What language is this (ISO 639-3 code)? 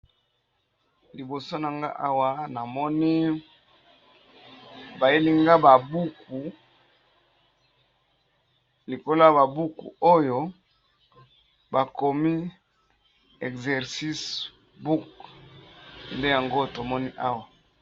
lin